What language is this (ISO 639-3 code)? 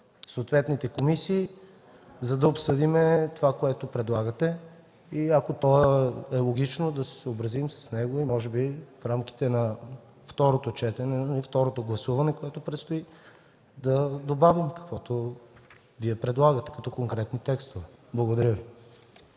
bul